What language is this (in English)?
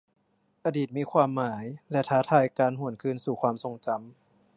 Thai